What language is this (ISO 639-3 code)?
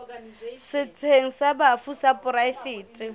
sot